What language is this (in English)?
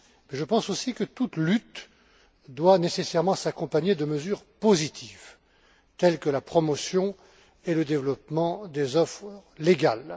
French